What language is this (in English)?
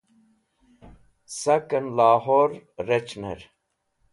Wakhi